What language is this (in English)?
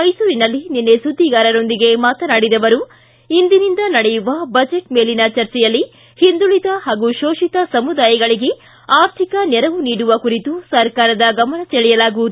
Kannada